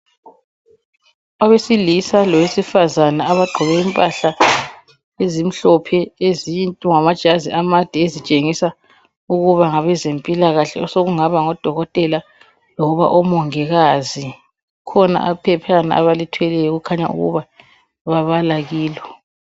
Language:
North Ndebele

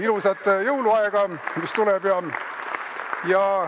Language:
Estonian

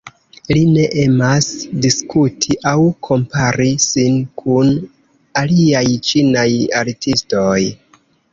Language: Esperanto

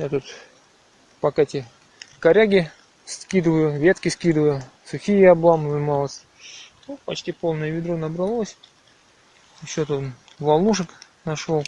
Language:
Russian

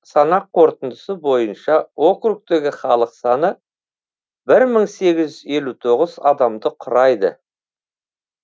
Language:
Kazakh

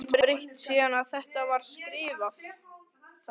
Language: Icelandic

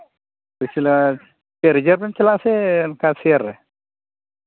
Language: Santali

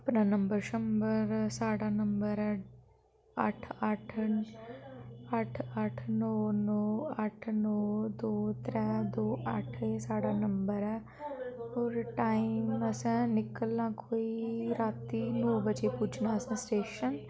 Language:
Dogri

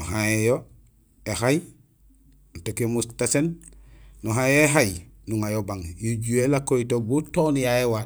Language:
Gusilay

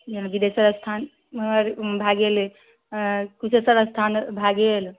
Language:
Maithili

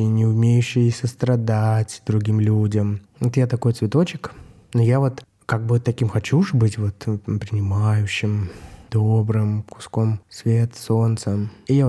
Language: Russian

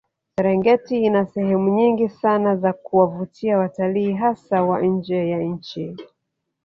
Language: Swahili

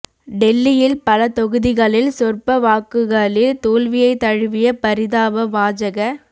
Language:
Tamil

